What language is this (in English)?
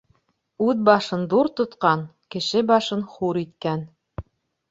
Bashkir